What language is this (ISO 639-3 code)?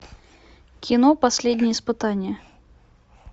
rus